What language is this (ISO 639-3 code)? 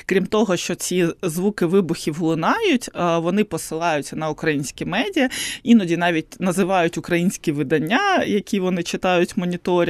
ukr